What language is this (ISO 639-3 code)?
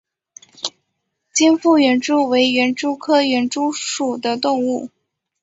zho